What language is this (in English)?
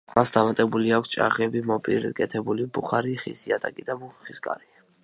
Georgian